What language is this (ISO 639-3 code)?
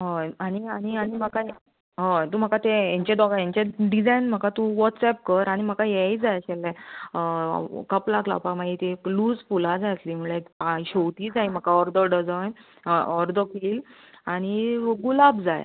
kok